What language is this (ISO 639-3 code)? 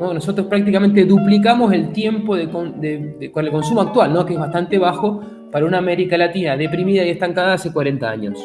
spa